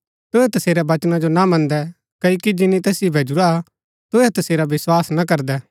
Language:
Gaddi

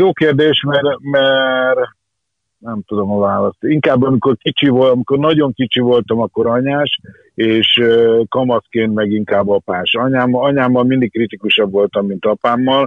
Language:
Hungarian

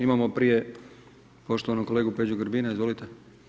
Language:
Croatian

